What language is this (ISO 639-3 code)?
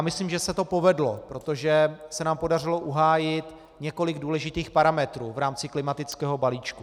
ces